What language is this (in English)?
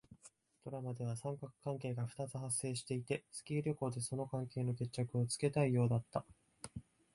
Japanese